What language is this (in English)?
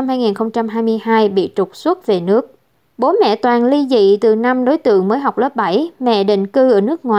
Vietnamese